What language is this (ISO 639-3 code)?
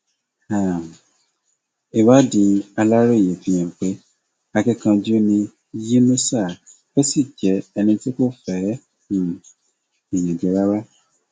yor